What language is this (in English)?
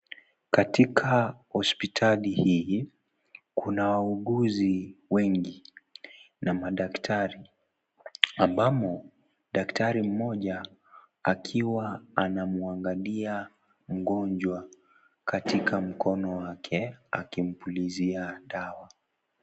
Swahili